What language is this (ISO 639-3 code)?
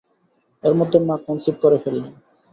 ben